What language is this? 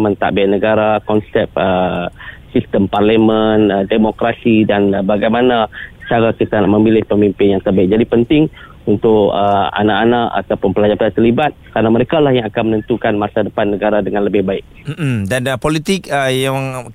Malay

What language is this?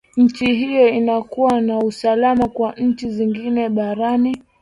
Swahili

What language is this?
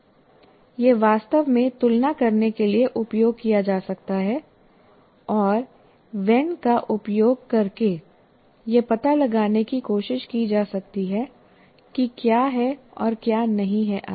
Hindi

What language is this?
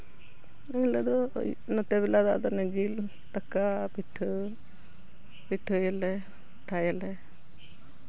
Santali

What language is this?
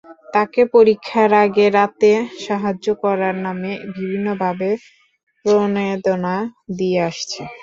Bangla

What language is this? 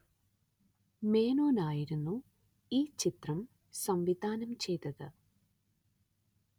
Malayalam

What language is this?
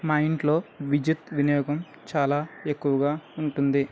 Telugu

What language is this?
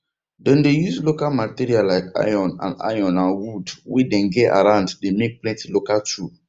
Nigerian Pidgin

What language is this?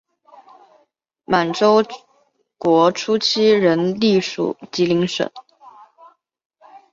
Chinese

